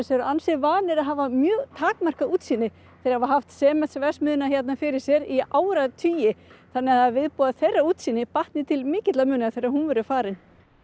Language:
Icelandic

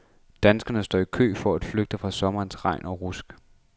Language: Danish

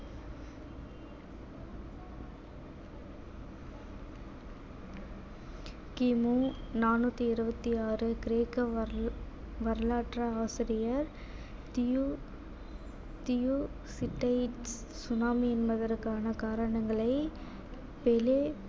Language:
Tamil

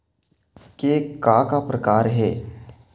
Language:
Chhattisgarhi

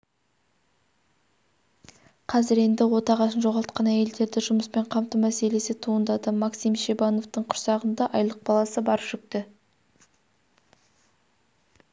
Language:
Kazakh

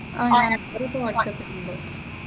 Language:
Malayalam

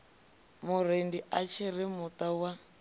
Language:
Venda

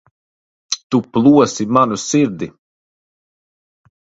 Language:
Latvian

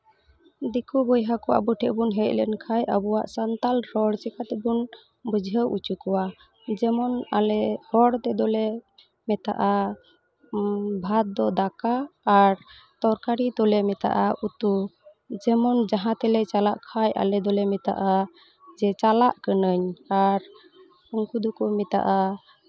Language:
Santali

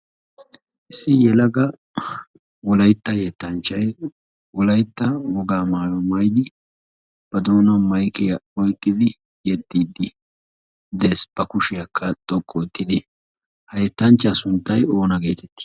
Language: Wolaytta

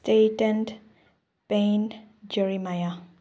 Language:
Manipuri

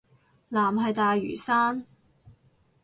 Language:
Cantonese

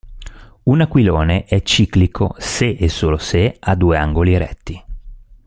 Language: Italian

